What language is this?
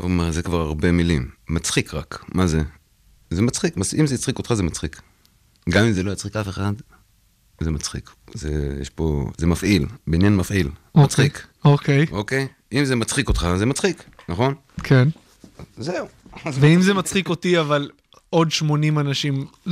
Hebrew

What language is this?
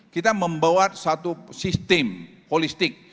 Indonesian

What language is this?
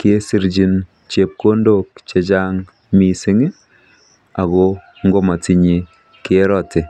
Kalenjin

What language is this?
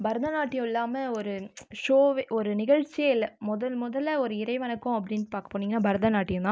Tamil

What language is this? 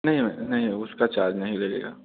Hindi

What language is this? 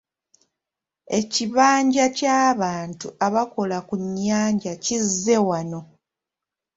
Ganda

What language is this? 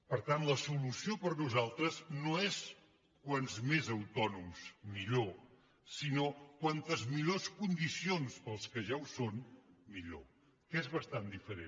Catalan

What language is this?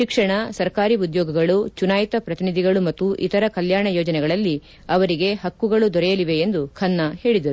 Kannada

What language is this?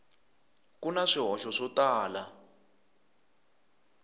Tsonga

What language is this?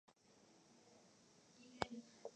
Chinese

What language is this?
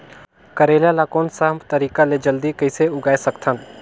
Chhattisgarhi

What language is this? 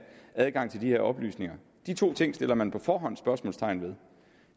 Danish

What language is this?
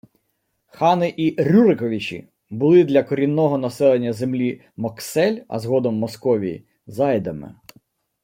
Ukrainian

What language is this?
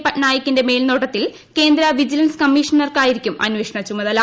Malayalam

